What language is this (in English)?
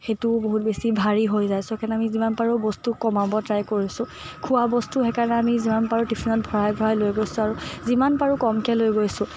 Assamese